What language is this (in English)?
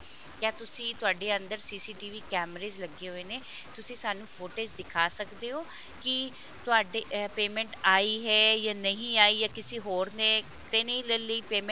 Punjabi